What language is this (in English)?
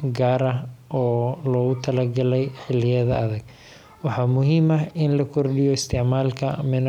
Somali